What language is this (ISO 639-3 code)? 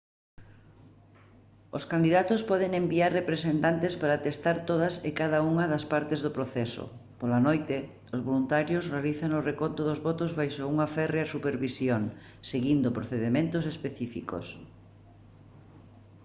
glg